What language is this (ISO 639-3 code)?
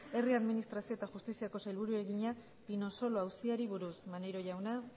eus